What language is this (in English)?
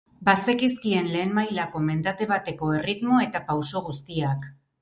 Basque